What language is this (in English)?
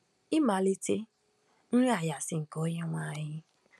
Igbo